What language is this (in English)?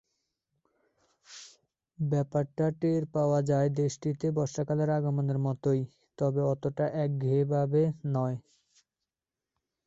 Bangla